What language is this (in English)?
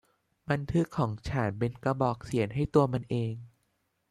Thai